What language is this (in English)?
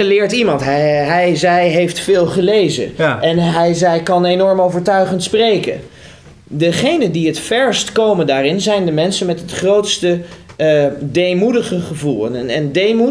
Dutch